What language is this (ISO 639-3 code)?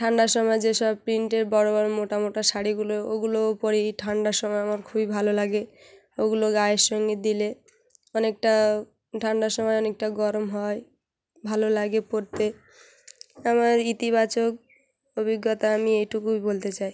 ben